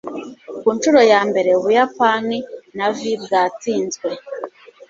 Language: Kinyarwanda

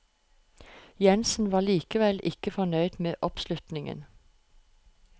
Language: Norwegian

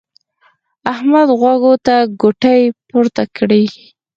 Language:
Pashto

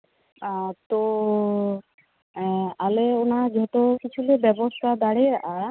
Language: Santali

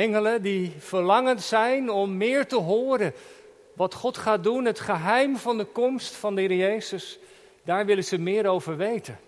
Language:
Dutch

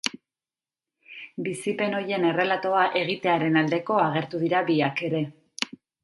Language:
Basque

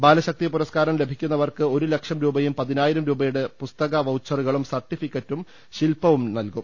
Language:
Malayalam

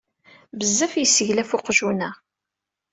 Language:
Kabyle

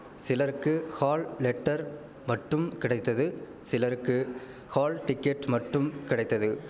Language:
Tamil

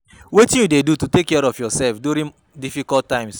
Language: Nigerian Pidgin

